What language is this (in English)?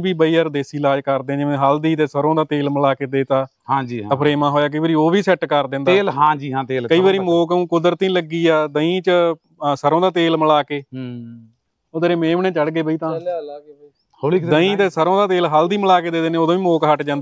Punjabi